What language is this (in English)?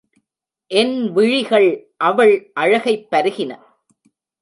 Tamil